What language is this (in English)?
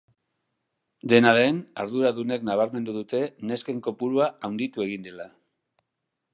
Basque